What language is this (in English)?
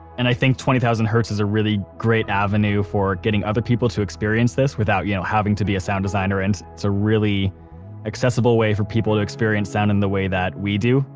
English